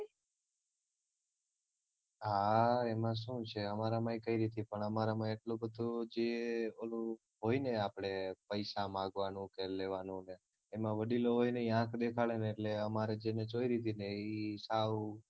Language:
Gujarati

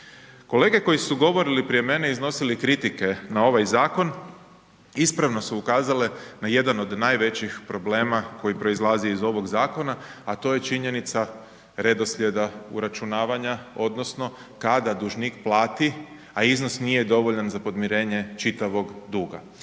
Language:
Croatian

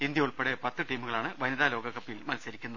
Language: Malayalam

